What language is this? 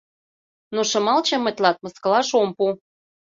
Mari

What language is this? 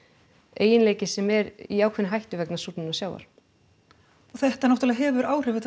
Icelandic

